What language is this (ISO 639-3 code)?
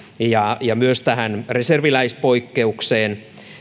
fin